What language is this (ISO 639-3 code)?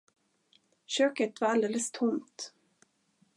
swe